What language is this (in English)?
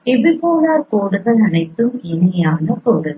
Tamil